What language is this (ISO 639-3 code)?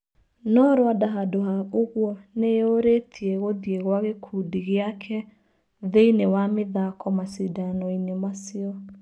kik